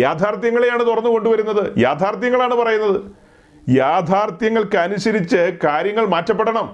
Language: Malayalam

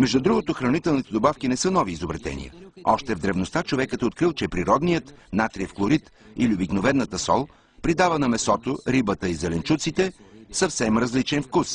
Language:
Bulgarian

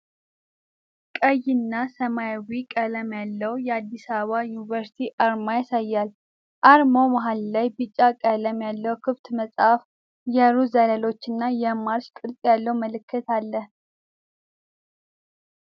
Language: Amharic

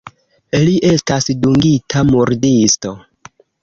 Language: Esperanto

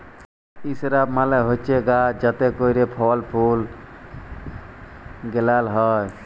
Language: Bangla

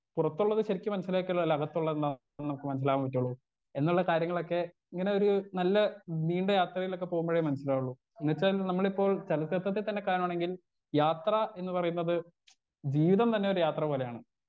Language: Malayalam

